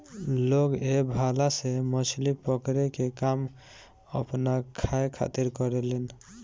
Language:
Bhojpuri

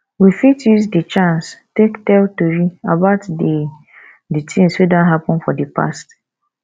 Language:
Nigerian Pidgin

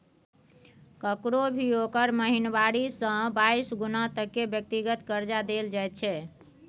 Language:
Maithili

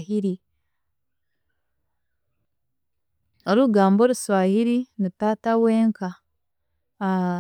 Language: Chiga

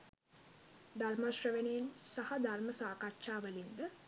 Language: Sinhala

